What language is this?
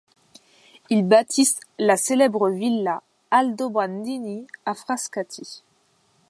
French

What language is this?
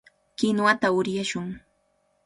Cajatambo North Lima Quechua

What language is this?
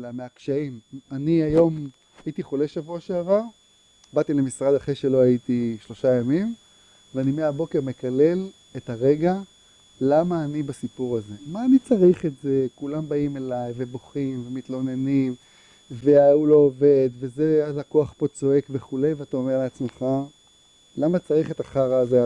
Hebrew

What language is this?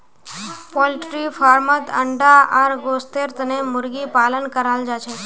Magahi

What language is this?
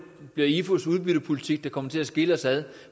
Danish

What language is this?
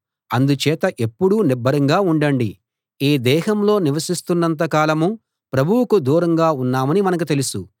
Telugu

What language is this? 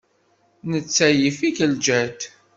Kabyle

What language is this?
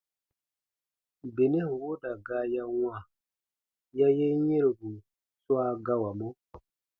Baatonum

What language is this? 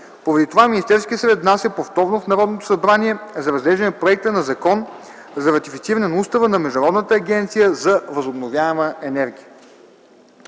Bulgarian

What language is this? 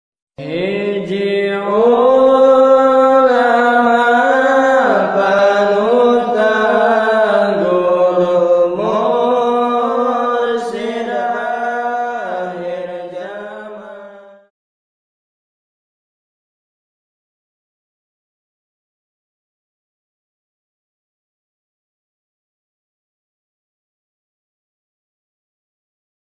Arabic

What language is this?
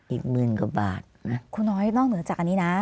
Thai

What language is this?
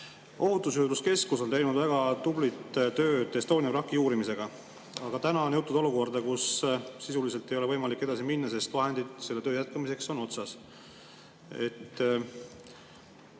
Estonian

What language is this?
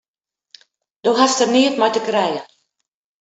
Western Frisian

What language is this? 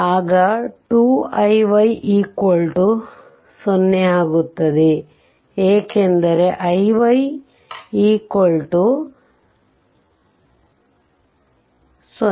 Kannada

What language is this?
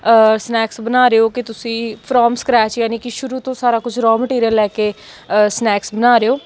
Punjabi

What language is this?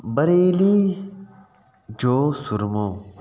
Sindhi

